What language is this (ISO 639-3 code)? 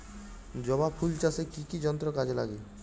ben